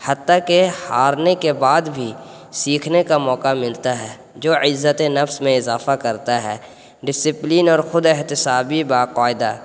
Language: Urdu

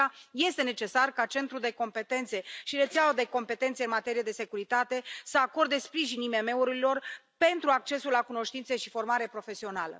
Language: Romanian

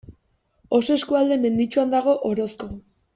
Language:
Basque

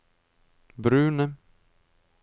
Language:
Norwegian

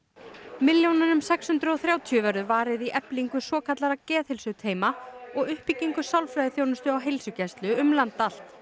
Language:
Icelandic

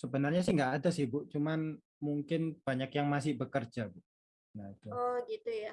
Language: Indonesian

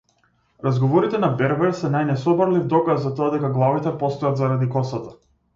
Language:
Macedonian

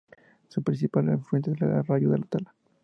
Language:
Spanish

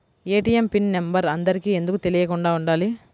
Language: Telugu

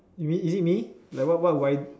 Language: English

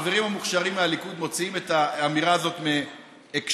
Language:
Hebrew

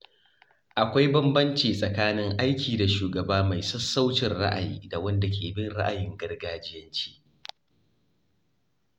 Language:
Hausa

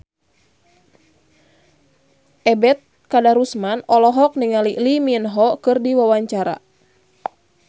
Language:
Sundanese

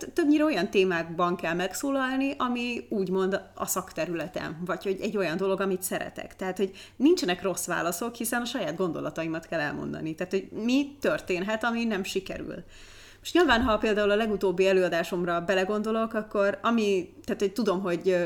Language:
Hungarian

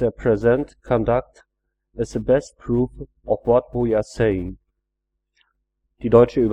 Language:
German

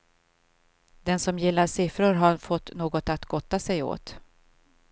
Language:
Swedish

